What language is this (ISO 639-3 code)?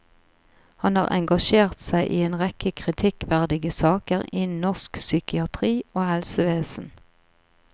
nor